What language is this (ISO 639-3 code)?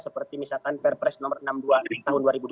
ind